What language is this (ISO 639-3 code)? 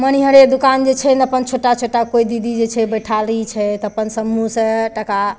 mai